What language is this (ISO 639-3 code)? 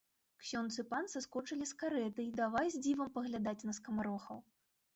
bel